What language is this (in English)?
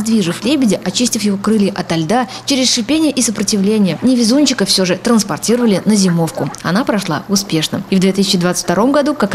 Russian